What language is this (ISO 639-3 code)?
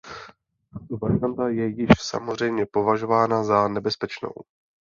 ces